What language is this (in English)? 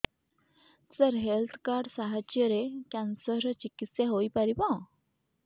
Odia